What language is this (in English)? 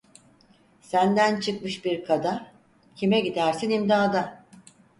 Turkish